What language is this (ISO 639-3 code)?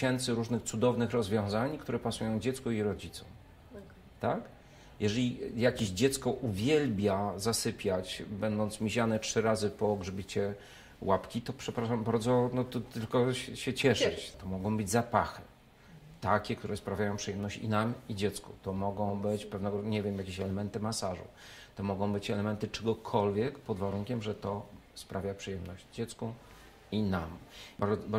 pol